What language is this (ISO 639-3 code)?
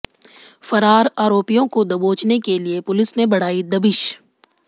hin